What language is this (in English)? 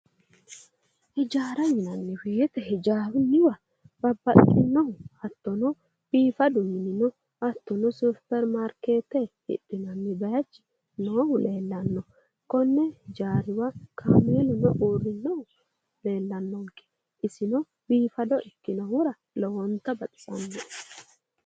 Sidamo